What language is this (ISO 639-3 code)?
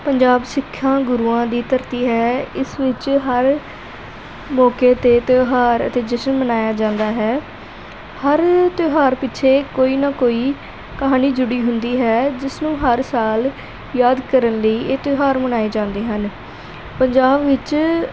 pan